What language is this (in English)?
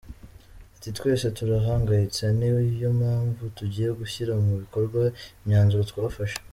Kinyarwanda